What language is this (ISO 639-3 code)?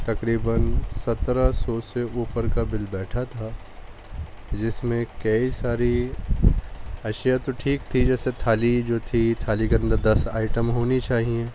urd